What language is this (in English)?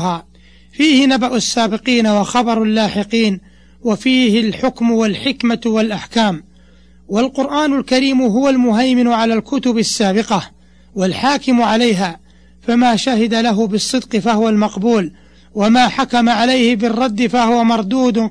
Arabic